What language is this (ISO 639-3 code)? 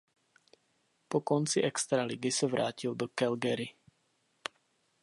ces